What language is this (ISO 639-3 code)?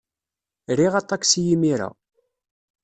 kab